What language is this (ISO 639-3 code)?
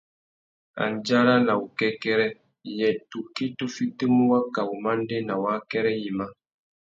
bag